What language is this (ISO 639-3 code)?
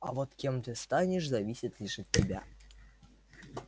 rus